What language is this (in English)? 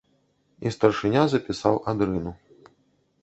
Belarusian